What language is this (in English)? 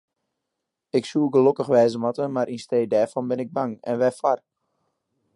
Western Frisian